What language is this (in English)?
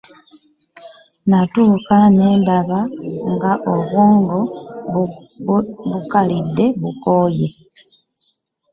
Ganda